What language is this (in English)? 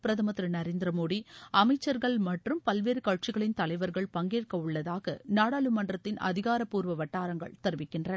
Tamil